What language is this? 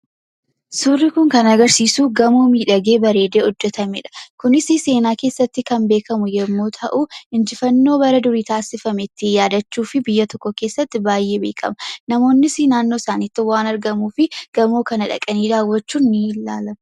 Oromo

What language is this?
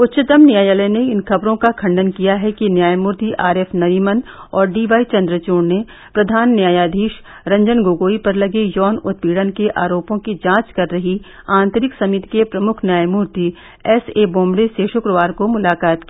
Hindi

